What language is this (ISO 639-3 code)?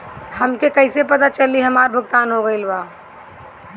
bho